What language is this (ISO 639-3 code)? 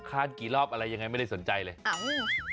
tha